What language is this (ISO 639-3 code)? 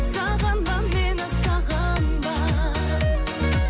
kaz